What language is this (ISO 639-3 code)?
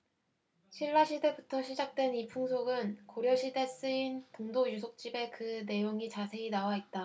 kor